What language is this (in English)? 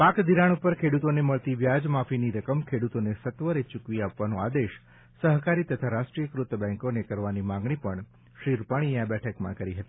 Gujarati